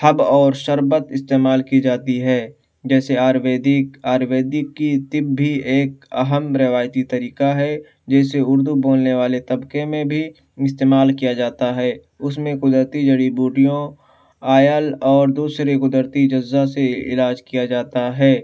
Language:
Urdu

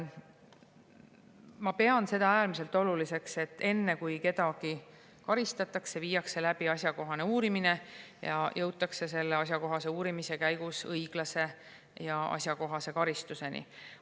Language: Estonian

